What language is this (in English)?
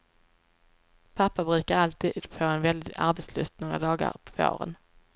Swedish